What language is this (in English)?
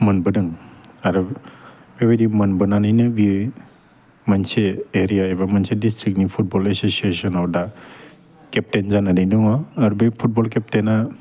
Bodo